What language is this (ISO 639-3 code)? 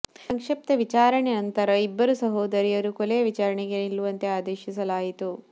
kan